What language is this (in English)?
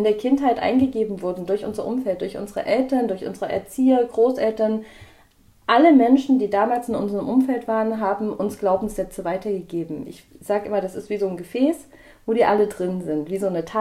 German